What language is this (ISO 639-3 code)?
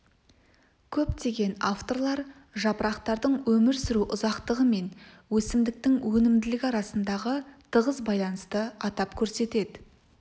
kaz